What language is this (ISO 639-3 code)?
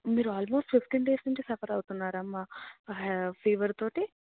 tel